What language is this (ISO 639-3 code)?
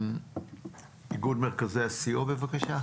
heb